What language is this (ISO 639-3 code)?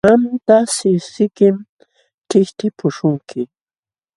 qxw